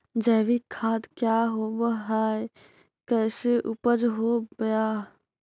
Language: Magahi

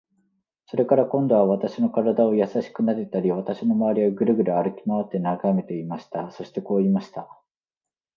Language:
Japanese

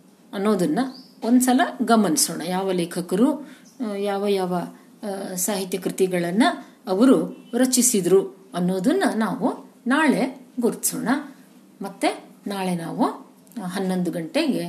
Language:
Kannada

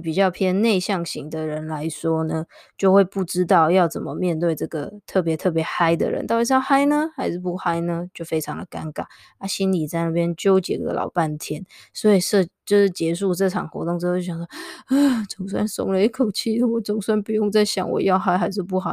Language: Chinese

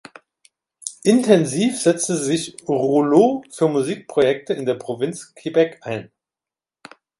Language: German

